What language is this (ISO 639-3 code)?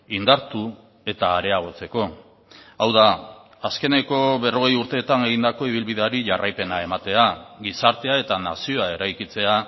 eus